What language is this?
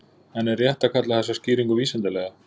Icelandic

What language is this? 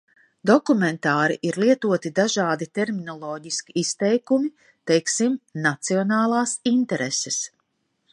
Latvian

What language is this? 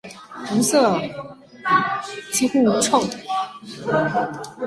Chinese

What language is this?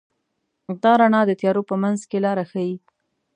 Pashto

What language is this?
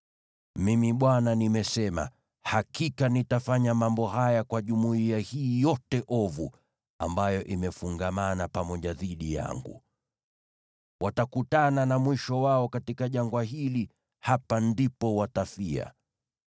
Swahili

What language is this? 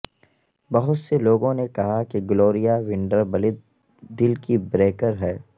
Urdu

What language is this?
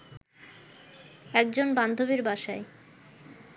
Bangla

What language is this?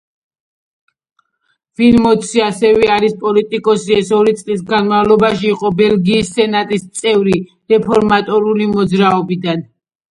Georgian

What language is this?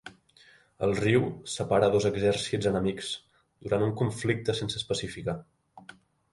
Catalan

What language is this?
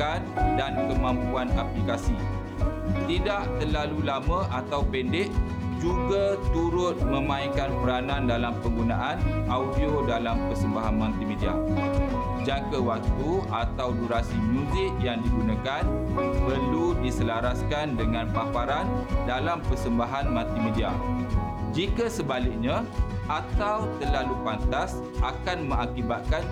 Malay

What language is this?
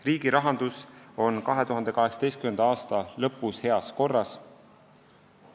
Estonian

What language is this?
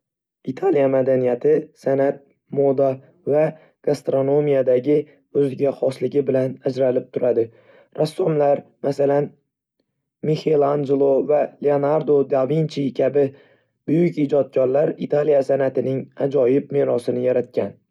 Uzbek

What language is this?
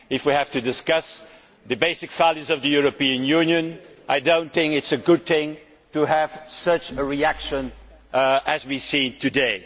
English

